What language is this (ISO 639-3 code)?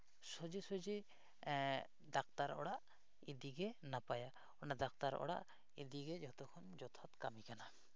sat